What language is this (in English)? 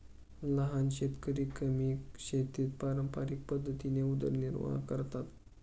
Marathi